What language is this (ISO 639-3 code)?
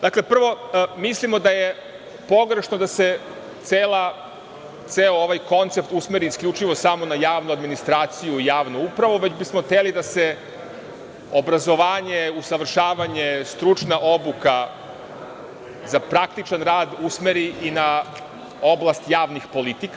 srp